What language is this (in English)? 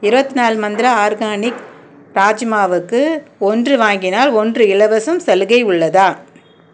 Tamil